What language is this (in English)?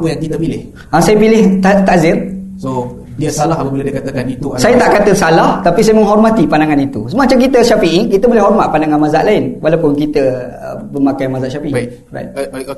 Malay